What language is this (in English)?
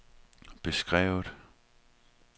Danish